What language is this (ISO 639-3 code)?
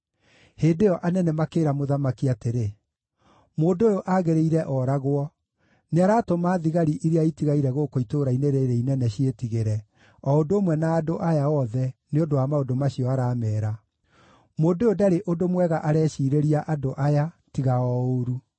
kik